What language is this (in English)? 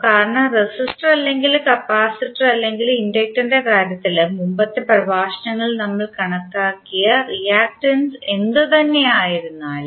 Malayalam